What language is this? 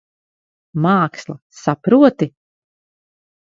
Latvian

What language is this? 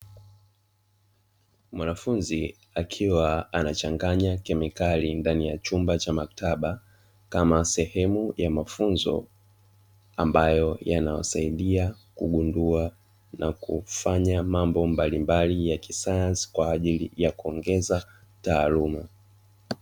Swahili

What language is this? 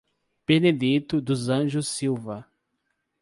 Portuguese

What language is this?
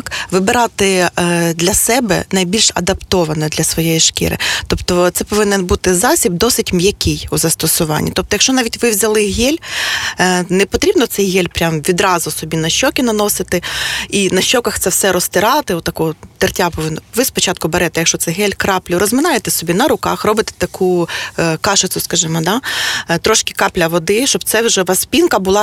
Ukrainian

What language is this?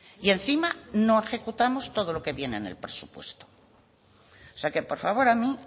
Spanish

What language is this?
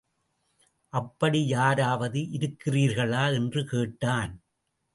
Tamil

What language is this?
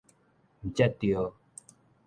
Min Nan Chinese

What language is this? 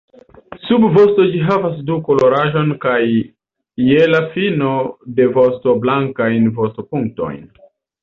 Esperanto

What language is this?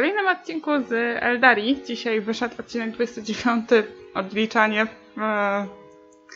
Polish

